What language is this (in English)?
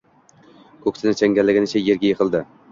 Uzbek